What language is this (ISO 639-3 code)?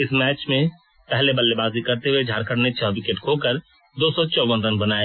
hin